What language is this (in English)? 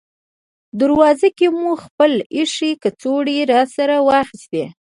Pashto